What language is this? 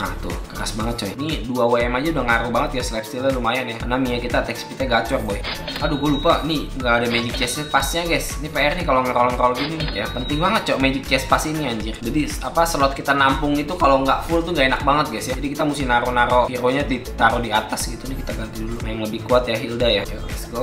Indonesian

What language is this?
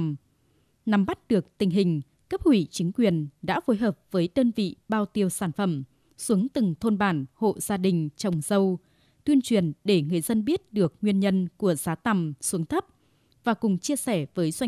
Vietnamese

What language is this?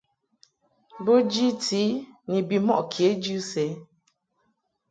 Mungaka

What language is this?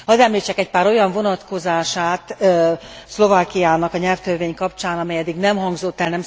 Hungarian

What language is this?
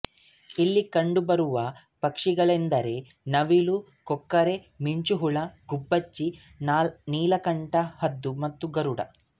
Kannada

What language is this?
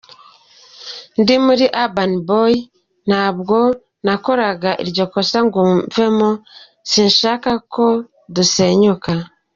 Kinyarwanda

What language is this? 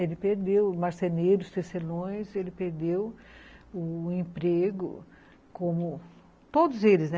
Portuguese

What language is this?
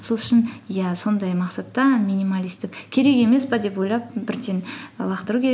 Kazakh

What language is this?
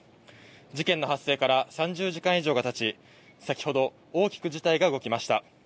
Japanese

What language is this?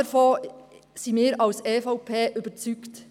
Swiss German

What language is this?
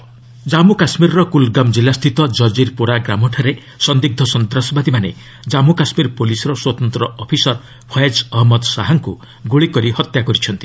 Odia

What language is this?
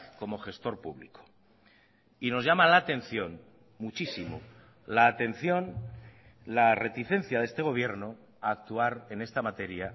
Spanish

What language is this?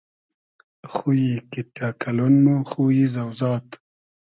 Hazaragi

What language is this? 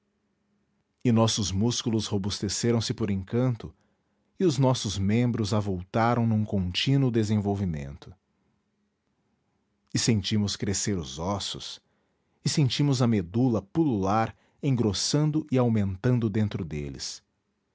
Portuguese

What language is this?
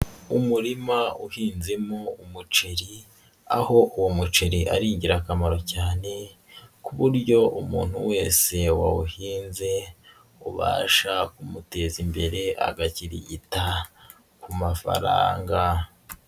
Kinyarwanda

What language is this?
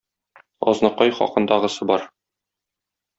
Tatar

